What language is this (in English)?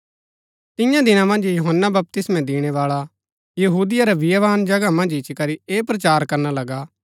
Gaddi